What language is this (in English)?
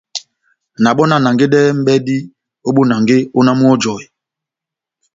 Batanga